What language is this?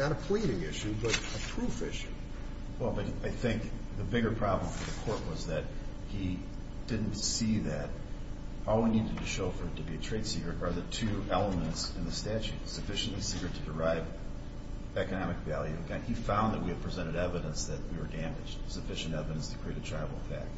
English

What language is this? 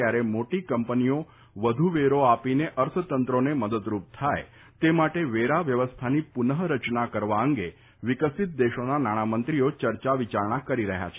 Gujarati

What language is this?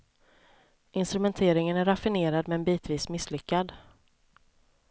Swedish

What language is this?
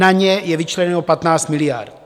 Czech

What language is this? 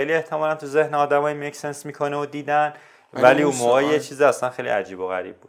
Persian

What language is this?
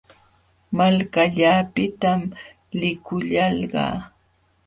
Jauja Wanca Quechua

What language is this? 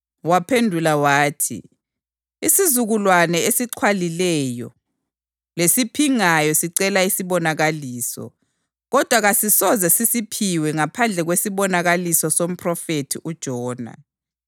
North Ndebele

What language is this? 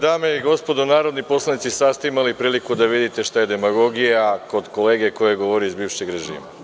Serbian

